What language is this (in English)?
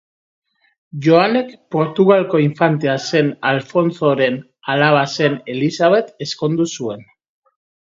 Basque